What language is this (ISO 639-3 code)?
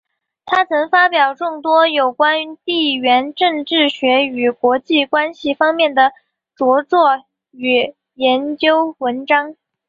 zho